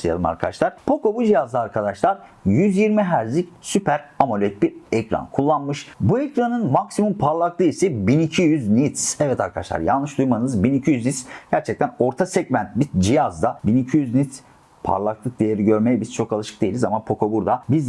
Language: Turkish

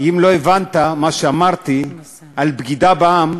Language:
Hebrew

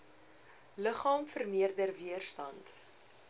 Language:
Afrikaans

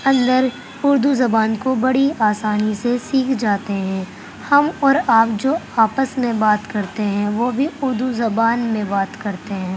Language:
Urdu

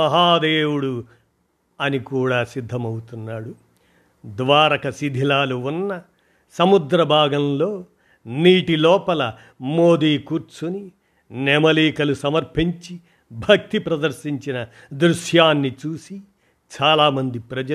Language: Telugu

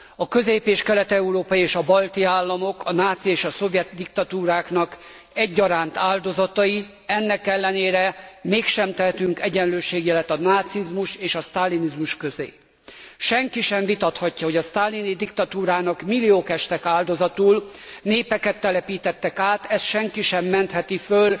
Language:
Hungarian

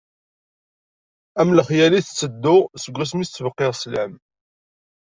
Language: Kabyle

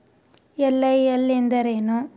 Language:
Kannada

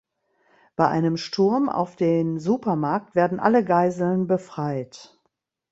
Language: German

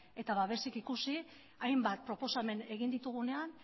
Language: Basque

